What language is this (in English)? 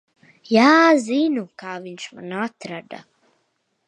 Latvian